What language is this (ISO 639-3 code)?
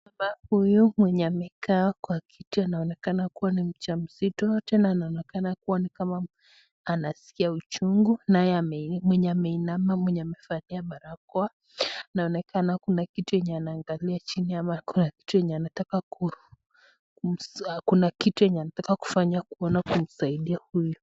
swa